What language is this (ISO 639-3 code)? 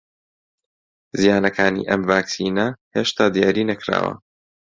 ckb